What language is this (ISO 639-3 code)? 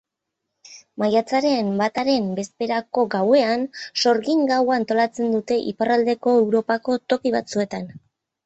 eus